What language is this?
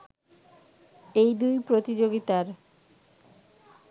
Bangla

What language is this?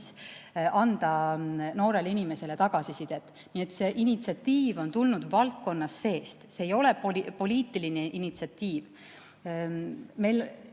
Estonian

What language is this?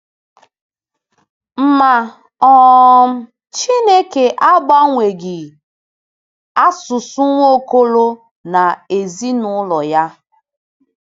Igbo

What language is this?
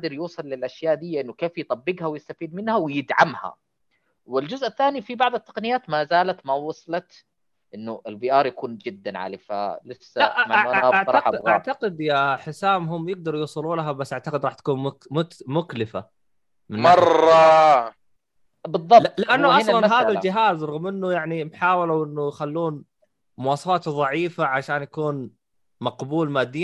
Arabic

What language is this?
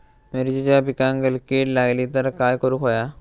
Marathi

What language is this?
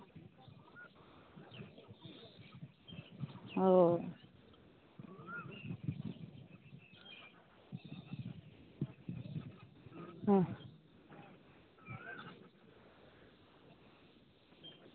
Santali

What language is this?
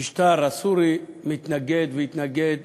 Hebrew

